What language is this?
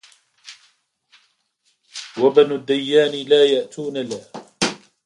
Arabic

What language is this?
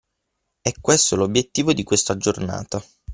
Italian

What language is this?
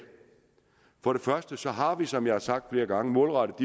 Danish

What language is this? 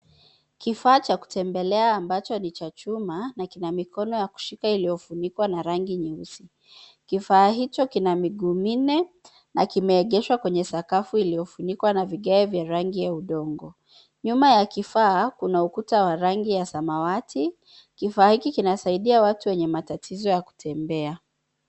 Swahili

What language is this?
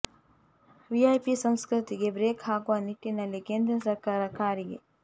Kannada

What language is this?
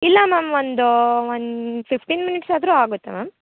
Kannada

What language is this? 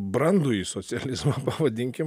Lithuanian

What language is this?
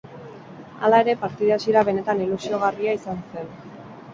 Basque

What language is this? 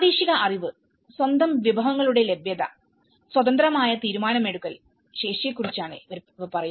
Malayalam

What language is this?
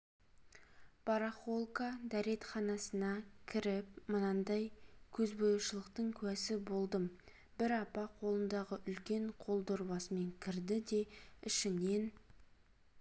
Kazakh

